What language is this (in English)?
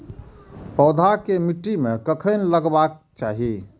Maithili